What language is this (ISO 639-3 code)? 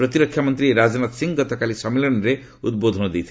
ori